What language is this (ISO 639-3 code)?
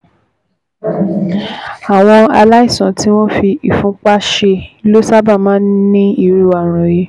yor